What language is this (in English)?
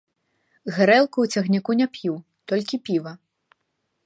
Belarusian